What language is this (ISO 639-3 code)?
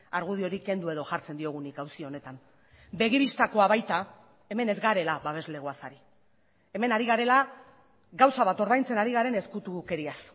eus